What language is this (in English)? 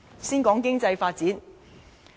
Cantonese